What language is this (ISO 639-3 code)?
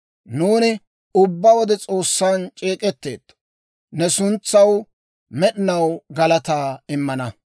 dwr